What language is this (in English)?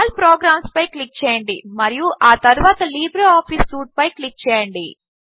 Telugu